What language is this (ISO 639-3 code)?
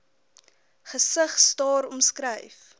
afr